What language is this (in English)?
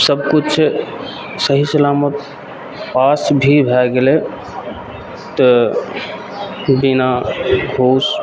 Maithili